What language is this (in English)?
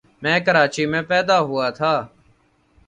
Urdu